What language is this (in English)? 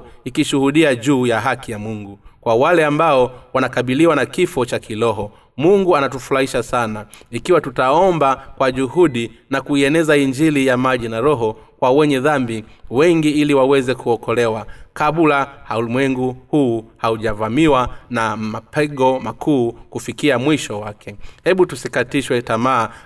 Swahili